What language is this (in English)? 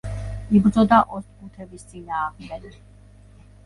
Georgian